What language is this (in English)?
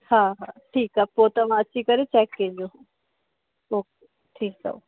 Sindhi